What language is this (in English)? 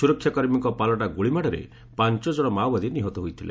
Odia